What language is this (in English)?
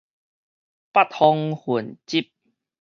Min Nan Chinese